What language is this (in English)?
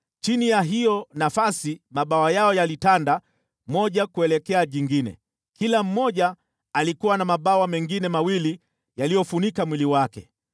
Swahili